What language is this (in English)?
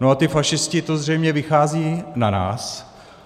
Czech